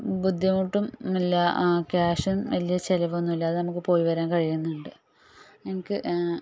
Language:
Malayalam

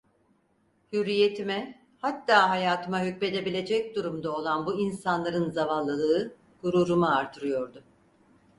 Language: Turkish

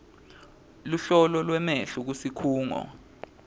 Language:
Swati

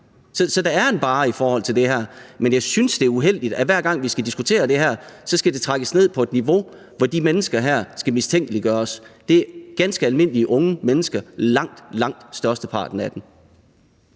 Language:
Danish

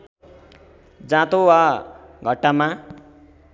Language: Nepali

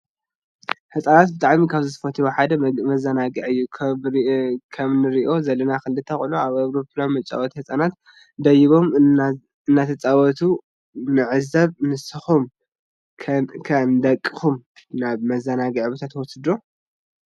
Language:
Tigrinya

